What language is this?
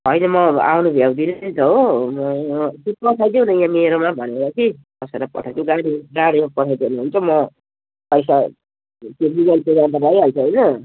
Nepali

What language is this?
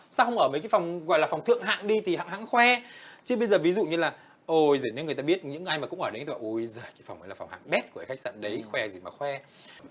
Vietnamese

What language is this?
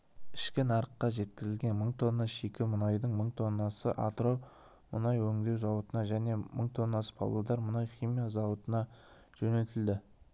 Kazakh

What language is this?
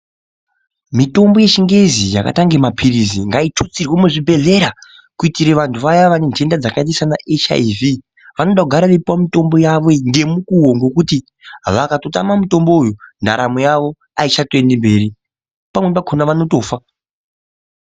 Ndau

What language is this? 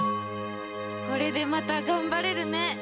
Japanese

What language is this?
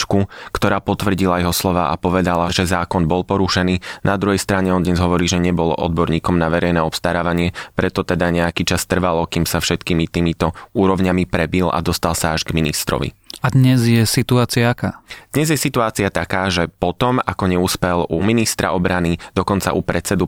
Slovak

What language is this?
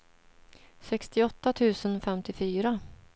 Swedish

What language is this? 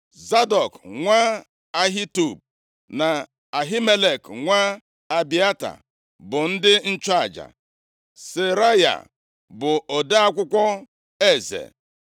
Igbo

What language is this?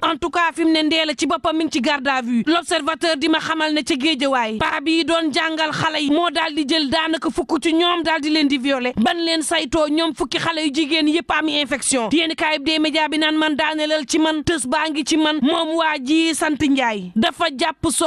Indonesian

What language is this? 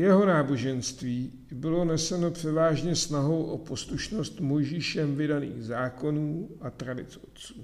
Czech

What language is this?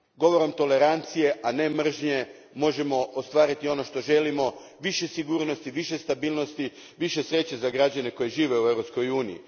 Croatian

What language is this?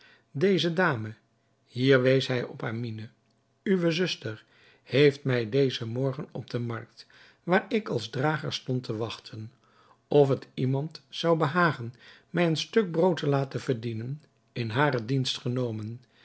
Dutch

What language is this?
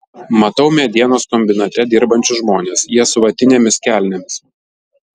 Lithuanian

